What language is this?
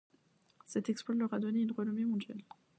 French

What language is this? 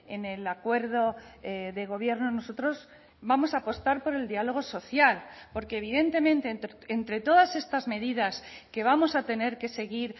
Spanish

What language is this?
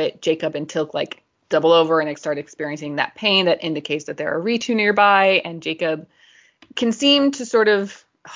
English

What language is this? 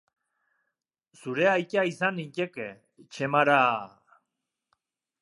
Basque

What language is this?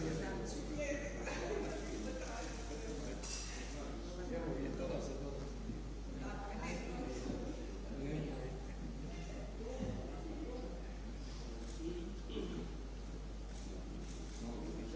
Croatian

